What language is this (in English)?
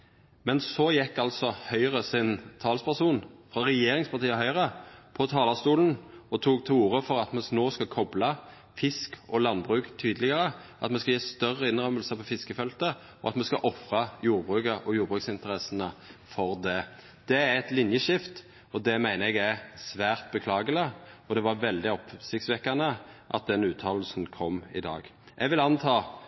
Norwegian Nynorsk